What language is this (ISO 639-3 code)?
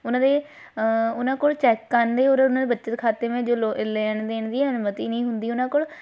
pan